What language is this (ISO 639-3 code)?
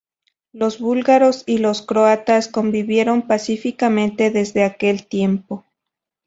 spa